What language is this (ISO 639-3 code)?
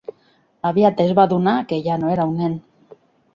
cat